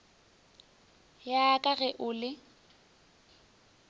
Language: Northern Sotho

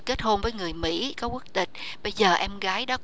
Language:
Vietnamese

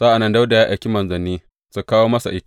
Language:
Hausa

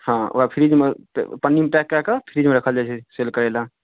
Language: Maithili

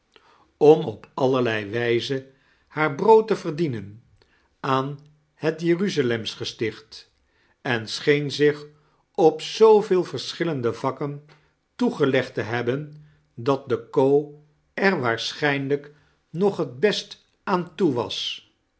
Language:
Dutch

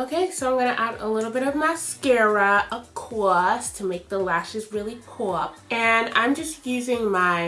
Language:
English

